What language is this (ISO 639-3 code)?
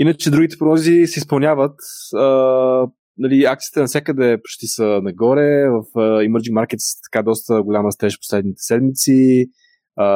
bul